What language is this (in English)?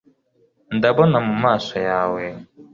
Kinyarwanda